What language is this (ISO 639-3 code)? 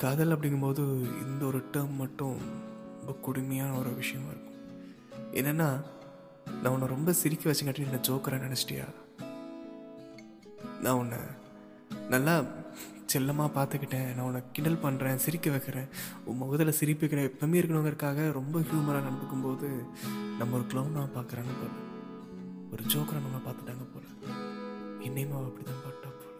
tam